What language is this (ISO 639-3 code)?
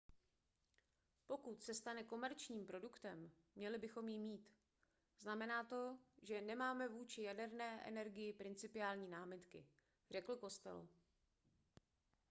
ces